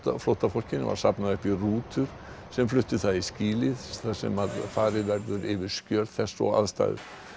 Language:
Icelandic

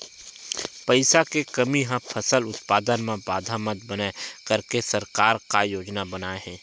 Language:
Chhattisgarhi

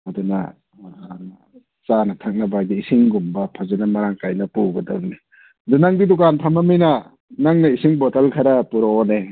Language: Manipuri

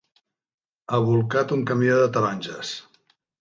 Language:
Catalan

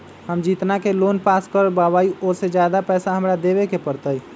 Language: Magahi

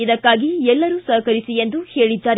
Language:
Kannada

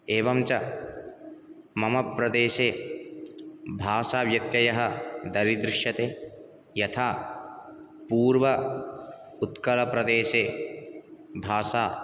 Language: Sanskrit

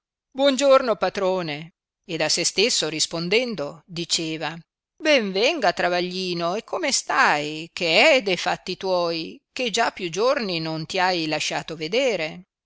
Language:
Italian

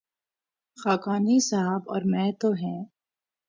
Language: Urdu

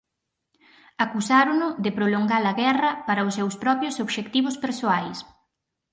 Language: Galician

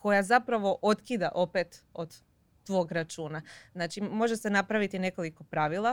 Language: Croatian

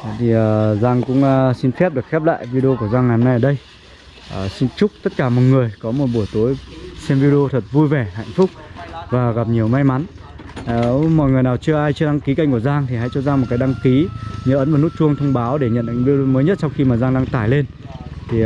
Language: Vietnamese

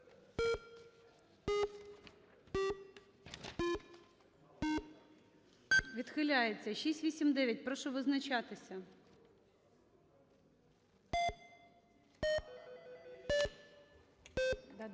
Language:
Ukrainian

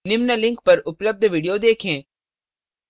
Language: Hindi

